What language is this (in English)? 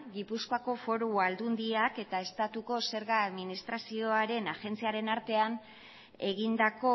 Basque